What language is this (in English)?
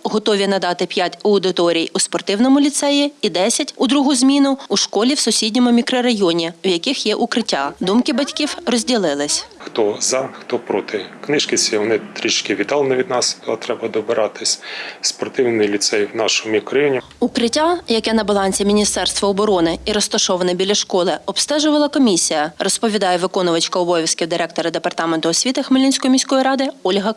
Ukrainian